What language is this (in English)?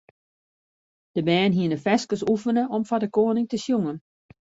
Western Frisian